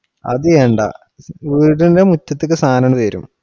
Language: Malayalam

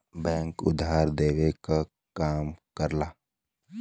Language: Bhojpuri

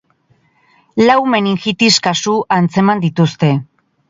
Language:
Basque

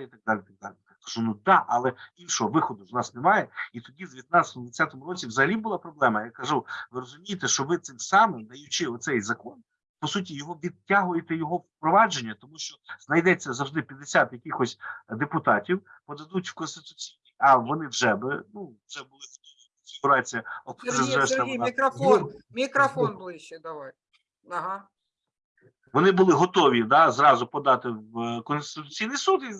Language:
Ukrainian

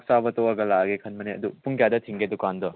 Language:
Manipuri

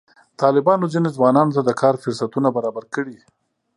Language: Pashto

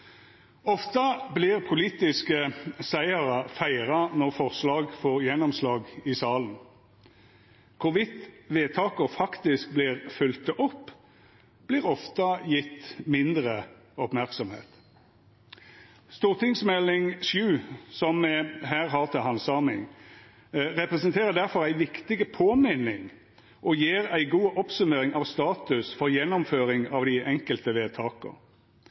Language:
Norwegian Nynorsk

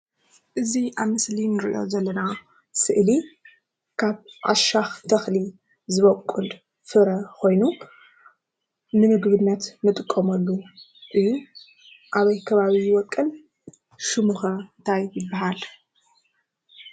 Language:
Tigrinya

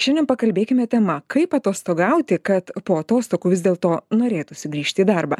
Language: Lithuanian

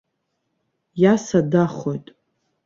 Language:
Abkhazian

